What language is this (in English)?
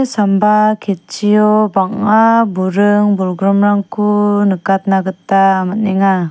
Garo